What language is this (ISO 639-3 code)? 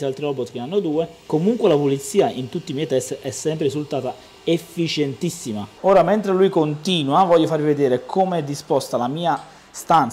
ita